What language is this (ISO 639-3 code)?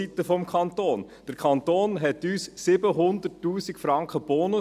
gsw